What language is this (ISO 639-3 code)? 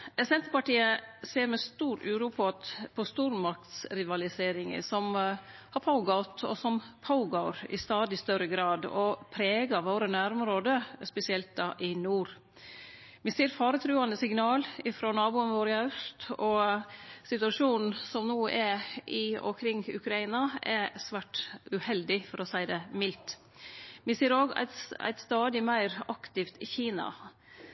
nno